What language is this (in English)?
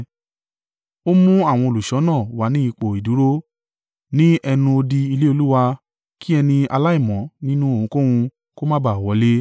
Yoruba